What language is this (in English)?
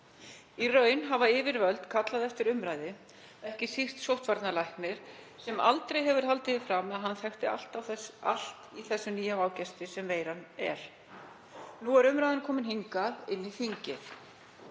Icelandic